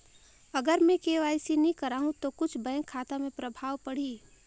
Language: Chhattisgarhi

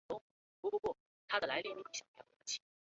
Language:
Chinese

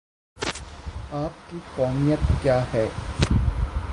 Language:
Urdu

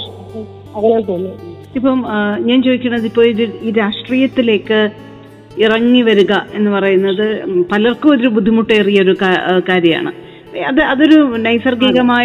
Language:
Malayalam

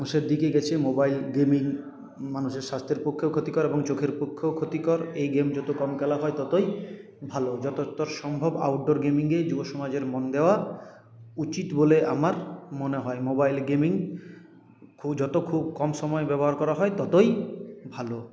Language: Bangla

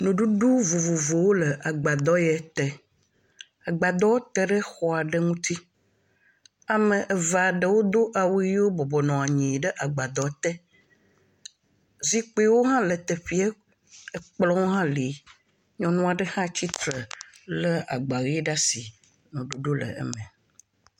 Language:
Ewe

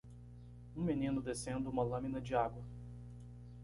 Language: Portuguese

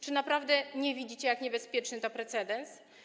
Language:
Polish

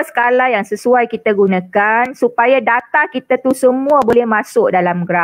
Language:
Malay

